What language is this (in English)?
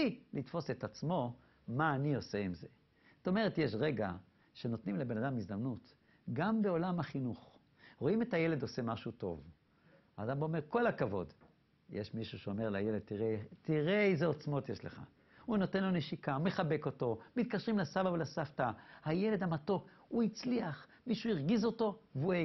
Hebrew